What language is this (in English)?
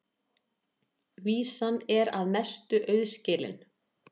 Icelandic